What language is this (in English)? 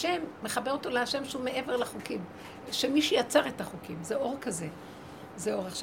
Hebrew